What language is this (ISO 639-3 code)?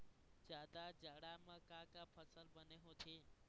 hne